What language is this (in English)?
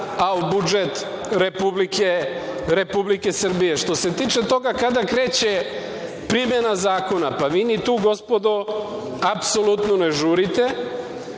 Serbian